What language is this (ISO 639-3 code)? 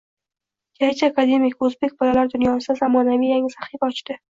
uzb